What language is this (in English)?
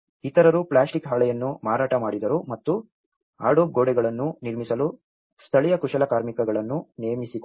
Kannada